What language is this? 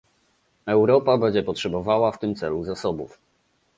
Polish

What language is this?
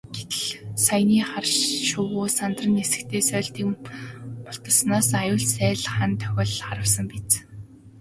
Mongolian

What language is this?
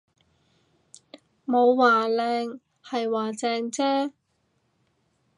Cantonese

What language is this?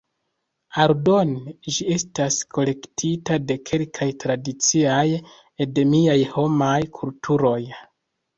Esperanto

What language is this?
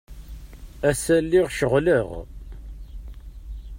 Kabyle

